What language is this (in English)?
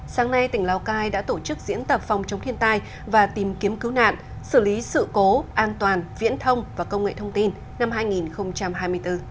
Vietnamese